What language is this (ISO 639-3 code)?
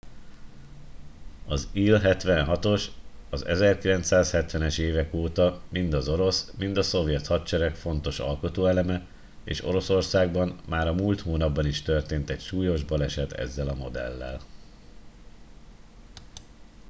hun